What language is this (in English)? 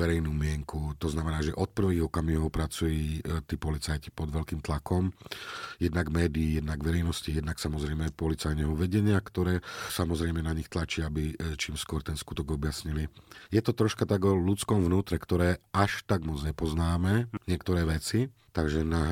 Slovak